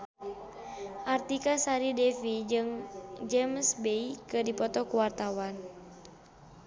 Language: Sundanese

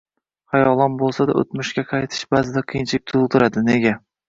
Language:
Uzbek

